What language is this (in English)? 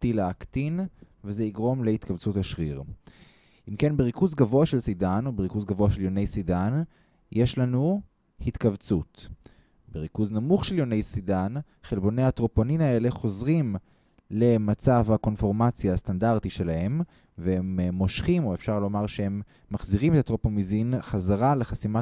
Hebrew